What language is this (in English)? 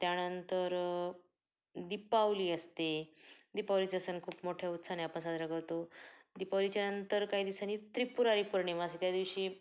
Marathi